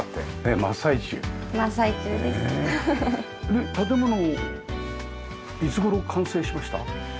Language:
Japanese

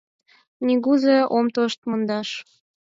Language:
Mari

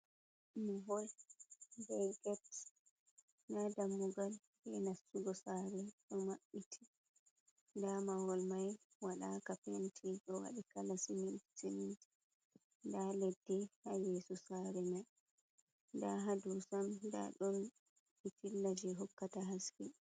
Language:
Fula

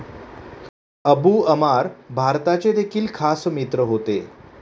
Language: Marathi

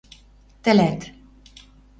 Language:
Western Mari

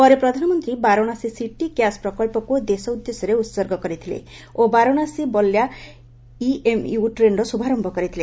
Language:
Odia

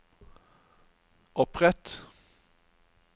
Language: Norwegian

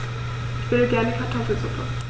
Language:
German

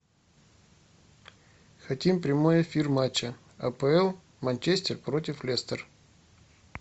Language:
Russian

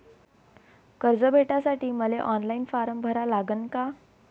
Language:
Marathi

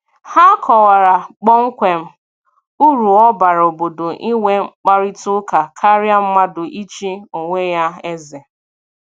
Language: Igbo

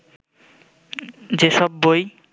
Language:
Bangla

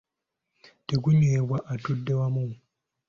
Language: Ganda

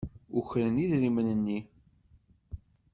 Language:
Kabyle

